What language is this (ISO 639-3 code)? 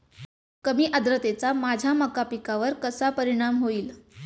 mar